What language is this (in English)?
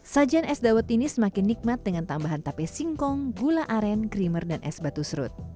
Indonesian